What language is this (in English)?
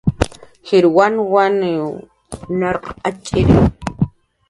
Jaqaru